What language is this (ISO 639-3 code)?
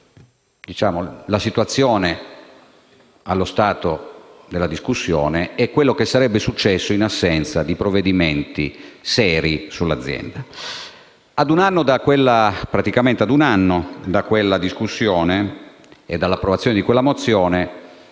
ita